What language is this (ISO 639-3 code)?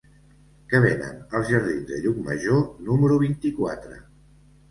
cat